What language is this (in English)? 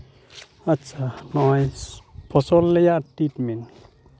Santali